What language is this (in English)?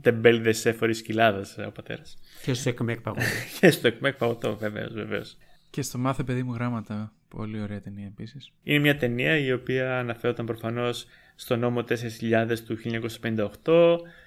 Greek